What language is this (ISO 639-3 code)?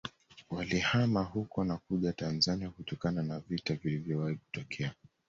swa